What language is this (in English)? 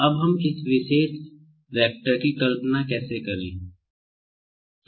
Hindi